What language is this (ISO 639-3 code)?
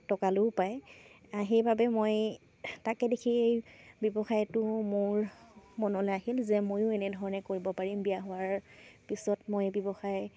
asm